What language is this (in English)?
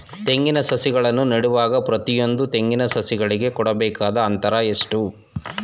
Kannada